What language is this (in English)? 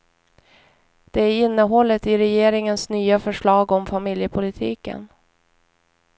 Swedish